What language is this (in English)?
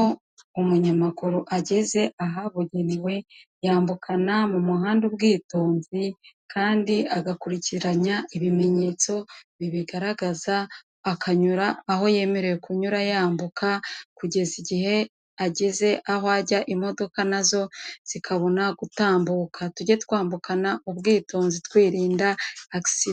Kinyarwanda